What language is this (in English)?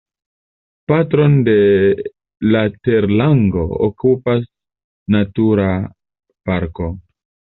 Esperanto